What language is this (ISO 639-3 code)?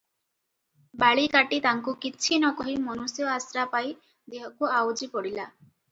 ori